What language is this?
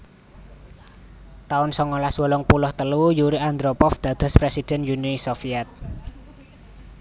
Javanese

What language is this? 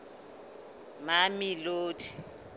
Southern Sotho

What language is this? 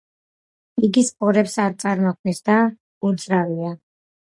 Georgian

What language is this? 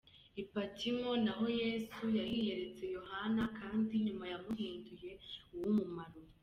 Kinyarwanda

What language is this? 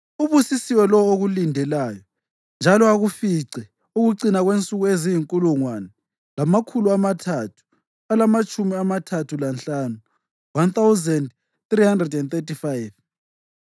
North Ndebele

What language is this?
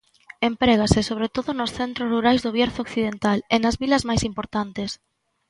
Galician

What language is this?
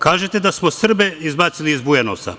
Serbian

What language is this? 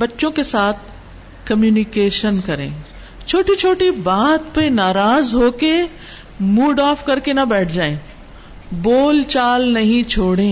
Urdu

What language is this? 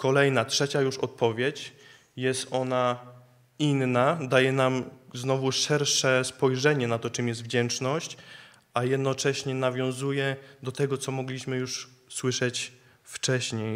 Polish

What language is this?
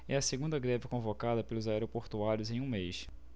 Portuguese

